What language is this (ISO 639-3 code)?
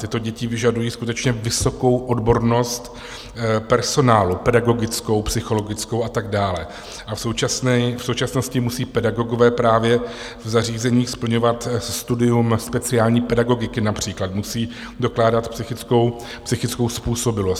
ces